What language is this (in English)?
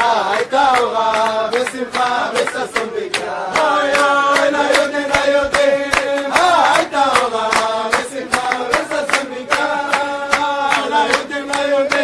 Portuguese